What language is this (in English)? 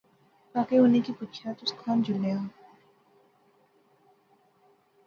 Pahari-Potwari